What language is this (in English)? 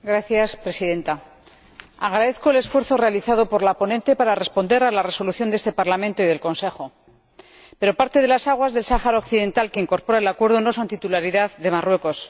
Spanish